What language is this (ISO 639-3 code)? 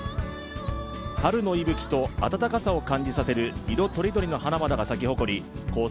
jpn